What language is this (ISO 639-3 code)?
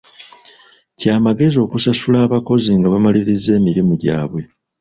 lug